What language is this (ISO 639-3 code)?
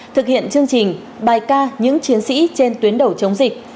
vie